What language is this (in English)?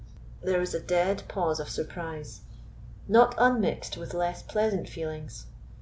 English